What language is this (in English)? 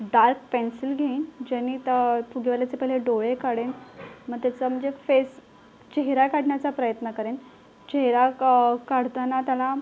Marathi